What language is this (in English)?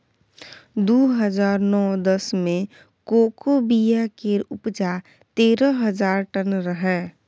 Maithili